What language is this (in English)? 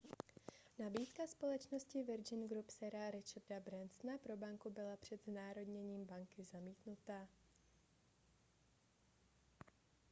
Czech